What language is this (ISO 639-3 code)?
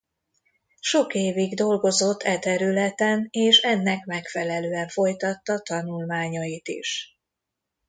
hun